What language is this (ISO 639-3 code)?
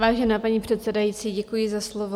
ces